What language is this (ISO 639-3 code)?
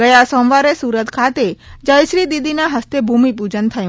guj